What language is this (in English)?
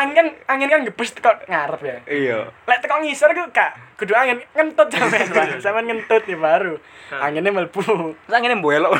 Indonesian